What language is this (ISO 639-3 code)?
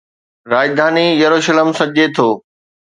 snd